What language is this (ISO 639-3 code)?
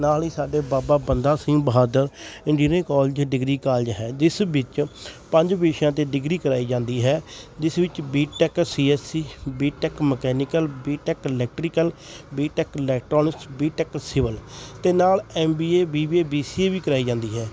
pan